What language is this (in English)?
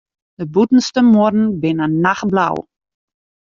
Western Frisian